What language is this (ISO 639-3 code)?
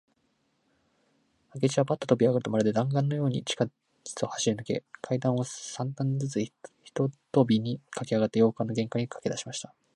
jpn